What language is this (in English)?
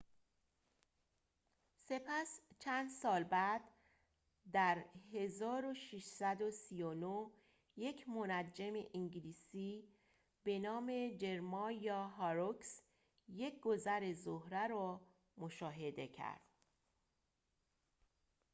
Persian